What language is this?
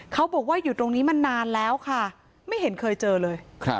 Thai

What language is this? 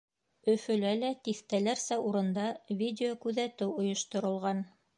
Bashkir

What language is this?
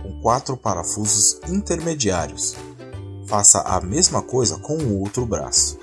Portuguese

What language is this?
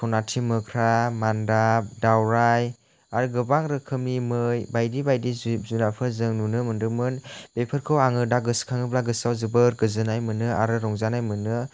Bodo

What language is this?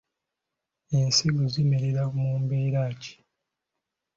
Ganda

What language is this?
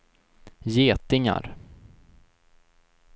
Swedish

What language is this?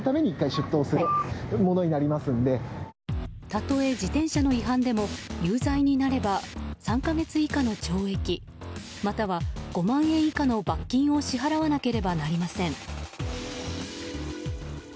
Japanese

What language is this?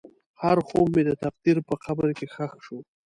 Pashto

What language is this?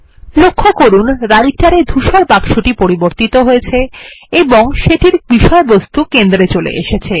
Bangla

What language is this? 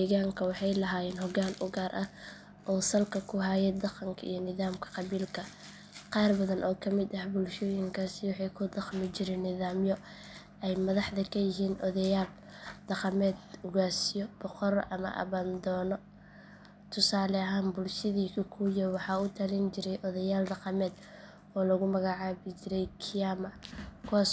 Somali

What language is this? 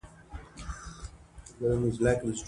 Pashto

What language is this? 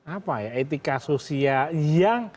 Indonesian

